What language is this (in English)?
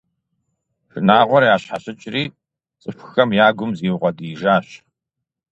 Kabardian